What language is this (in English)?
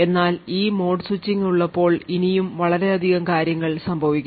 Malayalam